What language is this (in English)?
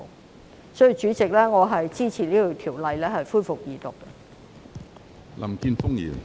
Cantonese